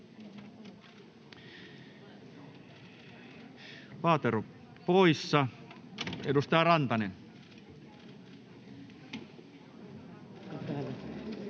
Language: Finnish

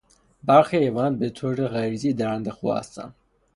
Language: Persian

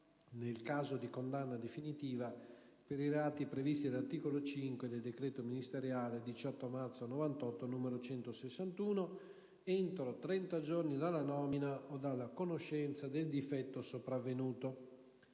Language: Italian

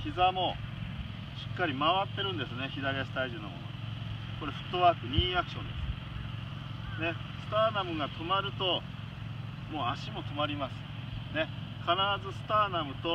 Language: Japanese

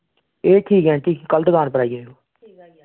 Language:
Dogri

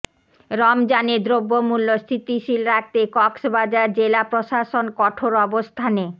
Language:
Bangla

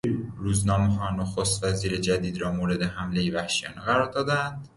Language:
Persian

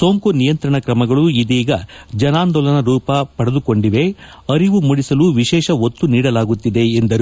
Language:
Kannada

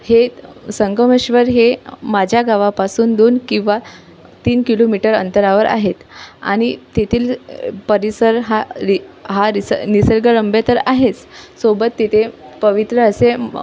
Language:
Marathi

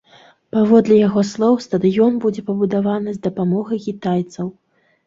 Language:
Belarusian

